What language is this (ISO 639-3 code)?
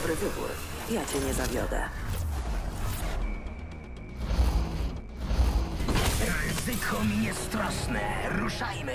pol